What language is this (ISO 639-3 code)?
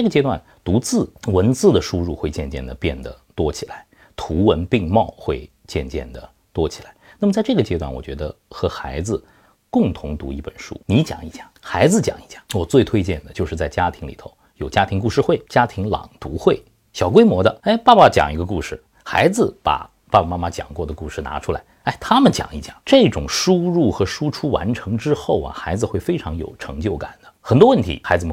zho